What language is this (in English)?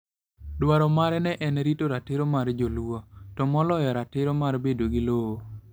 Luo (Kenya and Tanzania)